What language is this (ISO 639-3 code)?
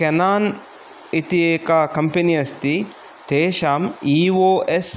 san